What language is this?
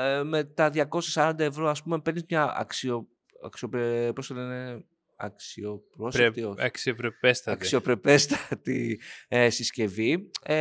Greek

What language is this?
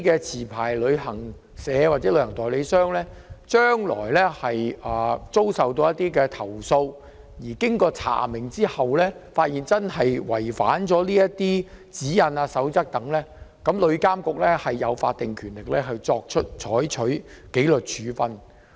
Cantonese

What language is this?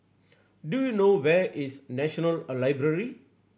English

